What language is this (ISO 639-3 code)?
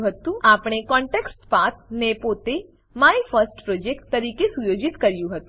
guj